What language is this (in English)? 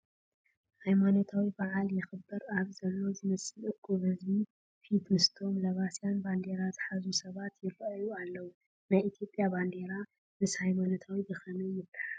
Tigrinya